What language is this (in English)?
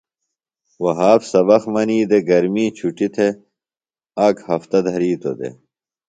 Phalura